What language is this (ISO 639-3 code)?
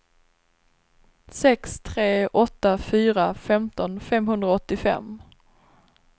swe